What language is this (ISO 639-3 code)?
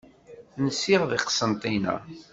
kab